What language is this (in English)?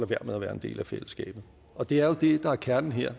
Danish